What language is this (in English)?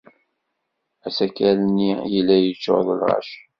Kabyle